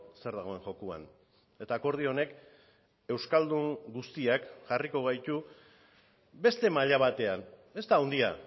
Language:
Basque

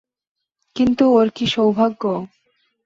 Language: Bangla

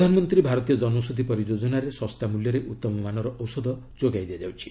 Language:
Odia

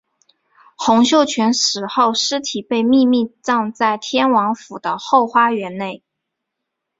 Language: Chinese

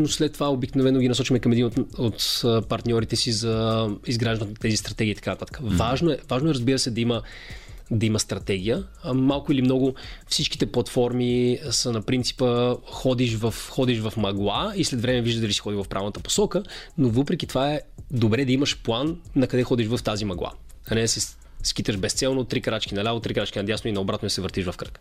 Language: Bulgarian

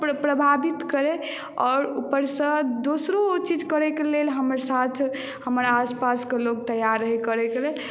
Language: Maithili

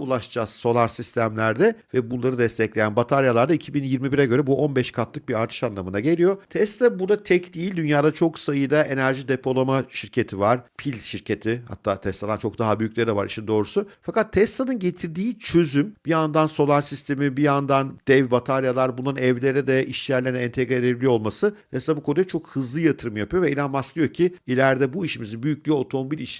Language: Turkish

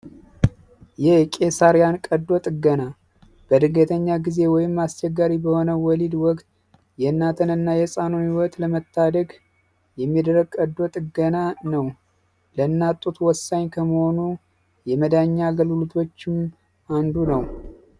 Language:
Amharic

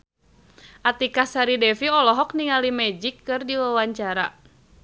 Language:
Sundanese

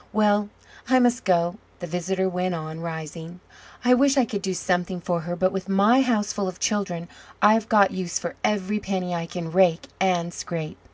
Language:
English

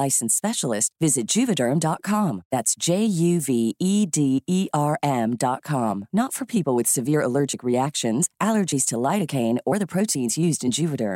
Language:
Filipino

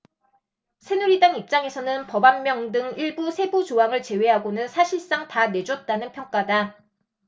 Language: Korean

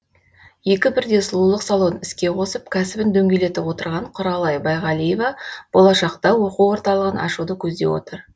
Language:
Kazakh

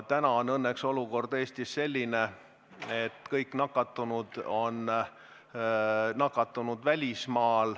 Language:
Estonian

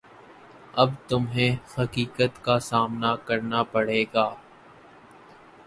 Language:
Urdu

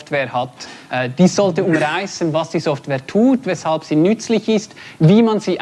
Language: German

